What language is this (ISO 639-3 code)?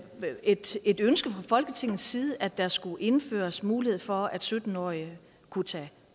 dan